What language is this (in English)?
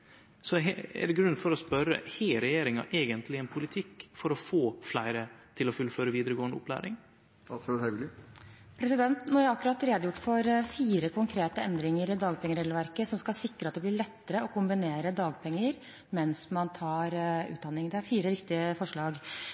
Norwegian